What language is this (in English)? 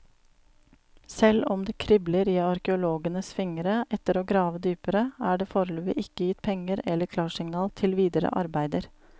Norwegian